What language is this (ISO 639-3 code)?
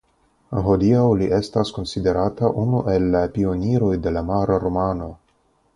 epo